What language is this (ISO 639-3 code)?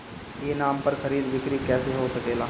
bho